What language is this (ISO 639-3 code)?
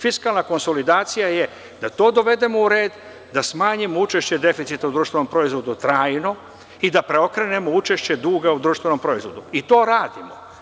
srp